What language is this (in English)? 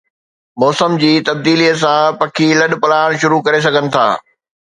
Sindhi